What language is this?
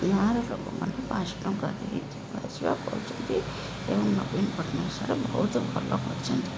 Odia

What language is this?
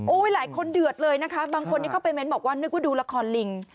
Thai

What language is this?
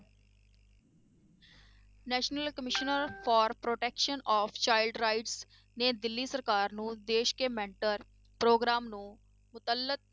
Punjabi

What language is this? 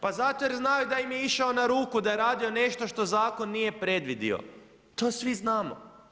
Croatian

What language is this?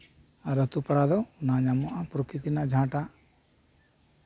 Santali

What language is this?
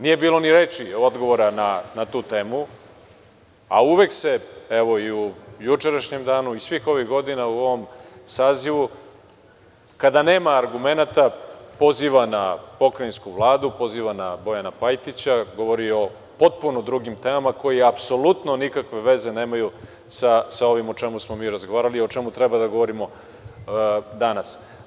Serbian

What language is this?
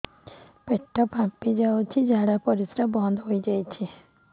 Odia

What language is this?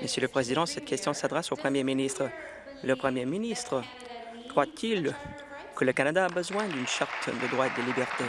French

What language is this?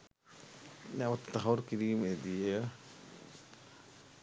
Sinhala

